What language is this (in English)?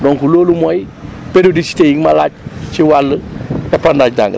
Wolof